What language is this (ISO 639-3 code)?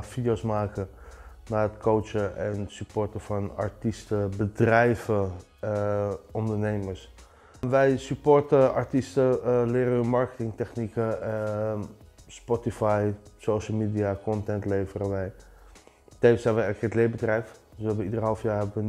nld